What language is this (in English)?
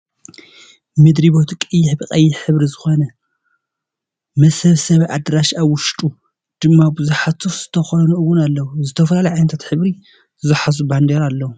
Tigrinya